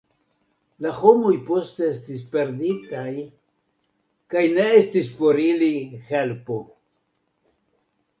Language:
Esperanto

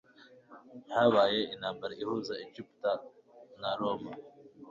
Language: Kinyarwanda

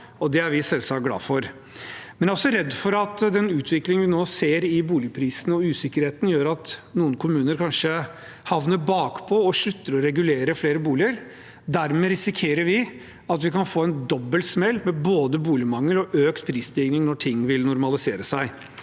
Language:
Norwegian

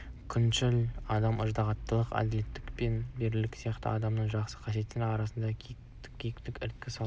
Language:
Kazakh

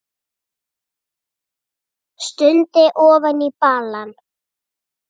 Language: Icelandic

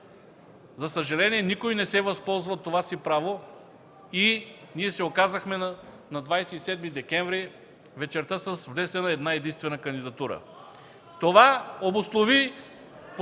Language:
Bulgarian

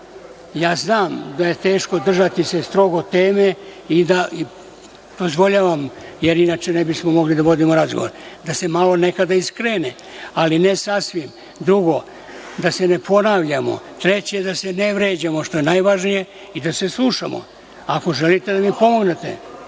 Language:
Serbian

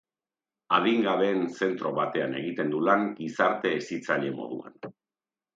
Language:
Basque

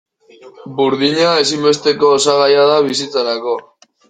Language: Basque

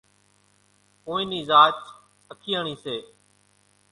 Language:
Kachi Koli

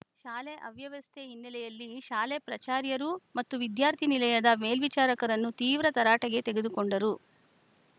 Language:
Kannada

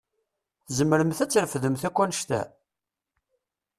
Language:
Kabyle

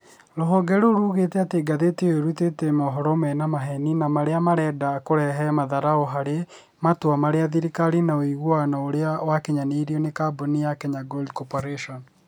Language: Kikuyu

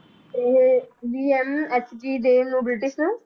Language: Punjabi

